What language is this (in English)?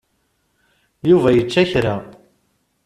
Kabyle